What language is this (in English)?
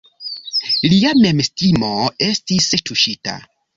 Esperanto